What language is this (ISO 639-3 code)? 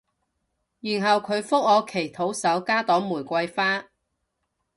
yue